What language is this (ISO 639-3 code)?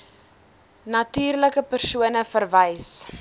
afr